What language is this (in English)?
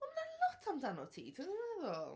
Welsh